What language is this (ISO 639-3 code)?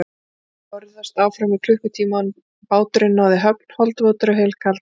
isl